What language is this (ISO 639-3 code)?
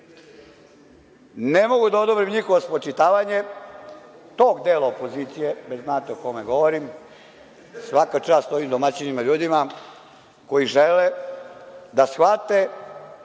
srp